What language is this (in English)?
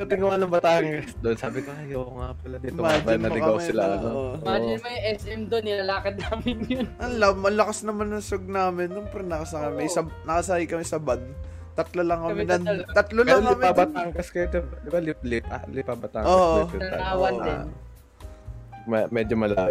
Filipino